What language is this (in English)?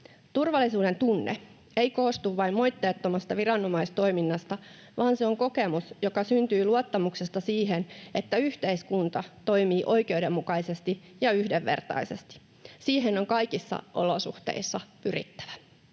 Finnish